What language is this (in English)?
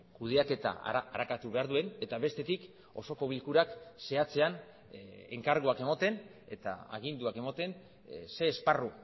Basque